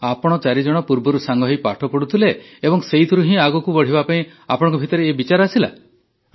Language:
Odia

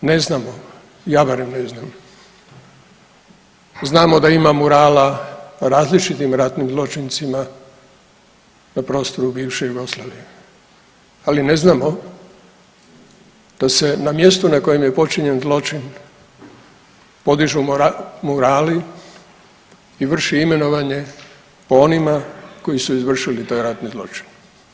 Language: Croatian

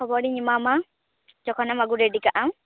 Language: Santali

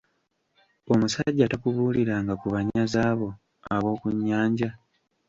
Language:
Ganda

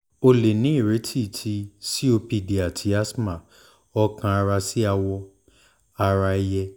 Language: Yoruba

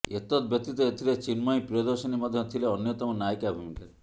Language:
Odia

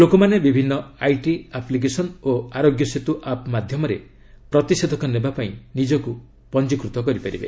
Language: Odia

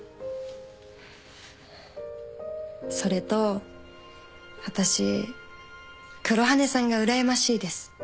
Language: Japanese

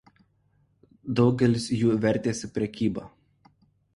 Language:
Lithuanian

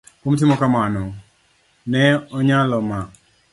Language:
Luo (Kenya and Tanzania)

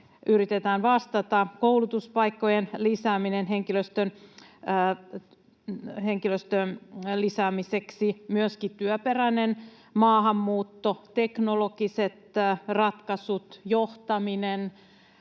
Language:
Finnish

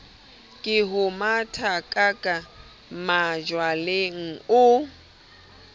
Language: Southern Sotho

